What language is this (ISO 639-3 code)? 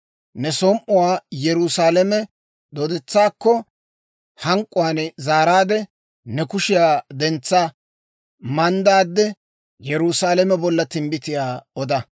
dwr